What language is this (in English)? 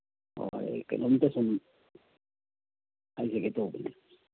Manipuri